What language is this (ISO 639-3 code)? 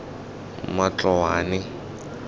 tsn